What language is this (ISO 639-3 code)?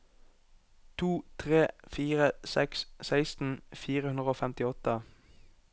nor